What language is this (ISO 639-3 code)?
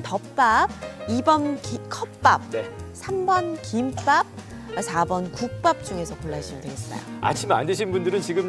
kor